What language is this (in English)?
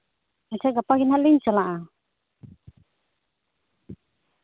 Santali